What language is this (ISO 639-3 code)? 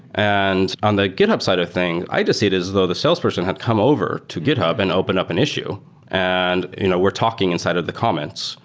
eng